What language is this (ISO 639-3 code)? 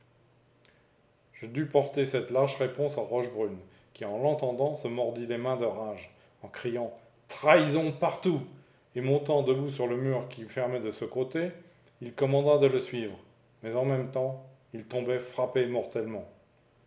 fra